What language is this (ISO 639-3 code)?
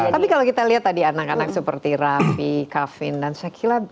ind